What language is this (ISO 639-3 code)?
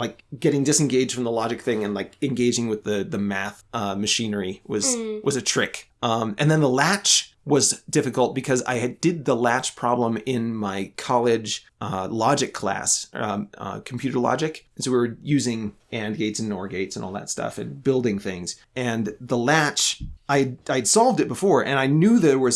eng